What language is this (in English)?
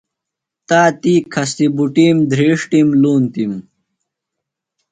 Phalura